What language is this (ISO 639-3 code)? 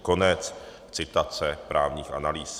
ces